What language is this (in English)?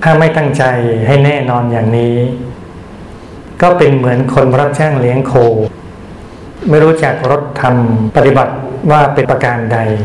Thai